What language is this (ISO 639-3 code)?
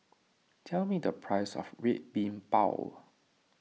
eng